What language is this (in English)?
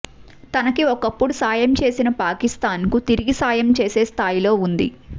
Telugu